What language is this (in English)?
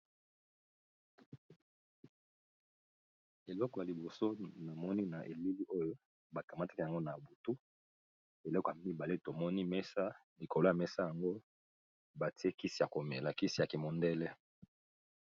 Lingala